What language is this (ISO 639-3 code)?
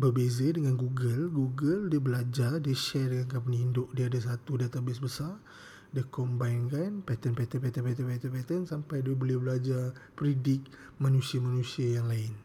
msa